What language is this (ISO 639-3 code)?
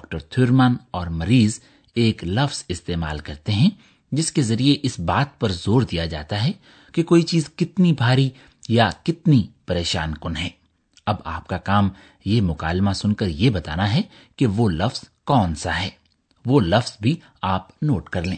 urd